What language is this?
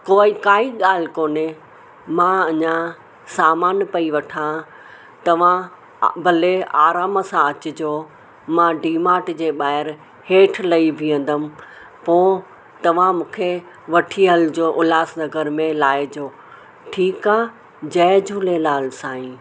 Sindhi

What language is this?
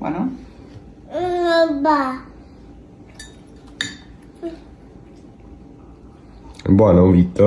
Italian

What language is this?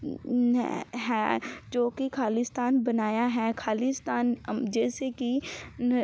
Punjabi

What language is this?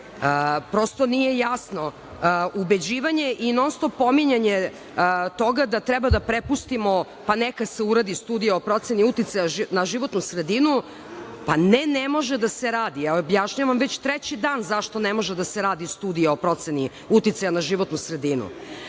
Serbian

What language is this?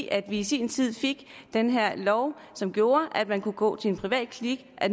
Danish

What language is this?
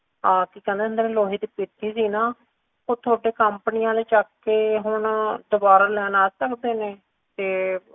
Punjabi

